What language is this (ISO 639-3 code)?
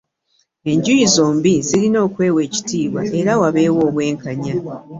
lug